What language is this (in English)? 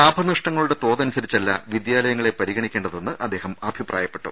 Malayalam